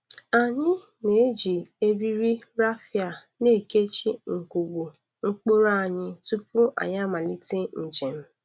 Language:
Igbo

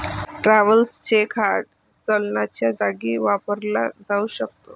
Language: Marathi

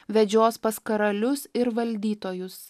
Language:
Lithuanian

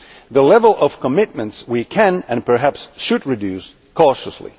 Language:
English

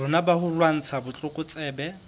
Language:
Southern Sotho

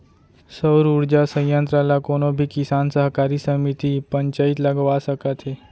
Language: Chhattisgarhi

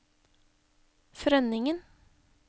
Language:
Norwegian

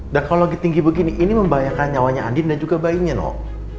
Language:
Indonesian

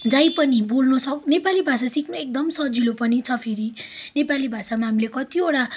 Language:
Nepali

